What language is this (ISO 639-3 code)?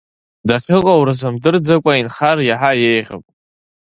abk